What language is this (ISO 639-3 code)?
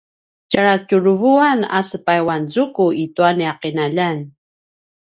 pwn